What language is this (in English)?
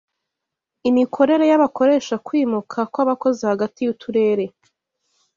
Kinyarwanda